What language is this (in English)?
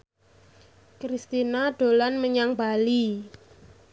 Javanese